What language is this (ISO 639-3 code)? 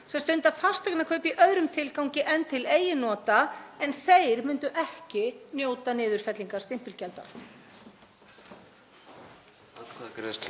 isl